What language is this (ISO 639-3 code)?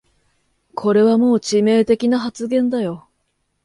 jpn